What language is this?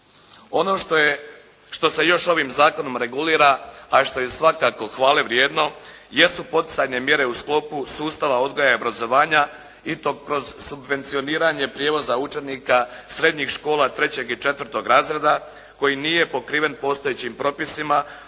Croatian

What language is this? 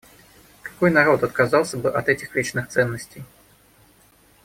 Russian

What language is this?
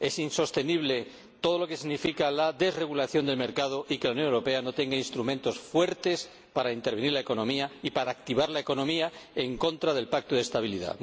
Spanish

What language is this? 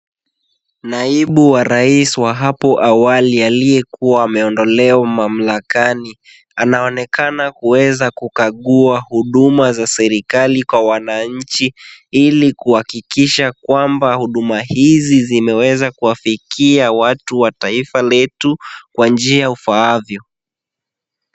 Swahili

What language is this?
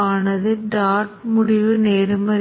Tamil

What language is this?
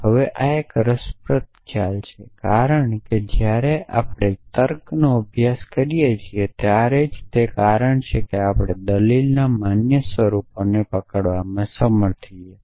Gujarati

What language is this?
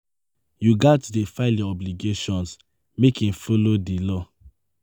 Nigerian Pidgin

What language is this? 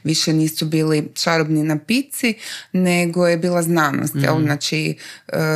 Croatian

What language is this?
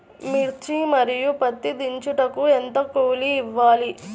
Telugu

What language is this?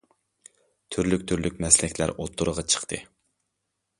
Uyghur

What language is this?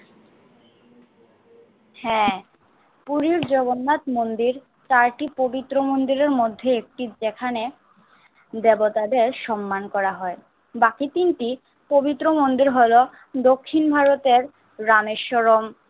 Bangla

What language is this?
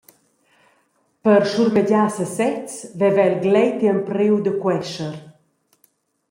Romansh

